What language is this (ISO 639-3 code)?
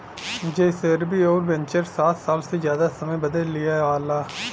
bho